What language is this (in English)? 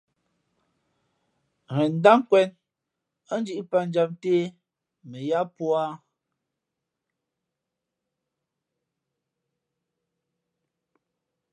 Fe'fe'